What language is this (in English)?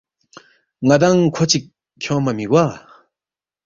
Balti